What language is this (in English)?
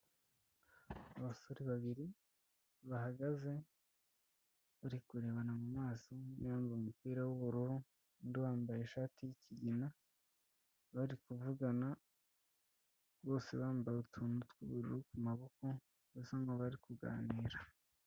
Kinyarwanda